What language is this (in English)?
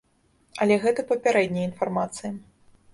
Belarusian